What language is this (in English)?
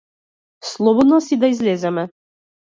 Macedonian